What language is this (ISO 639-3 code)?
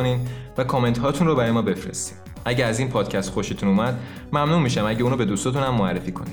fas